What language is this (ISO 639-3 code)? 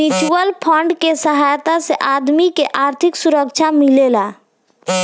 bho